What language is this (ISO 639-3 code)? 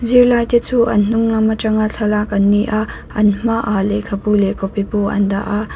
lus